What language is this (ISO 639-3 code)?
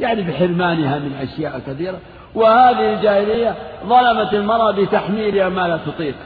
ara